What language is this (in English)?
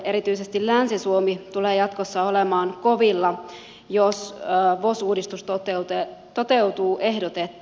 Finnish